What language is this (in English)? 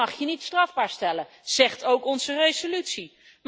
Dutch